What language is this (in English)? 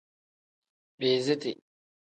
Tem